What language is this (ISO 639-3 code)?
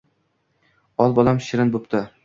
uzb